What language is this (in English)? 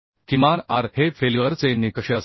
Marathi